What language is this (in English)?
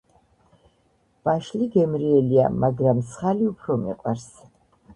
Georgian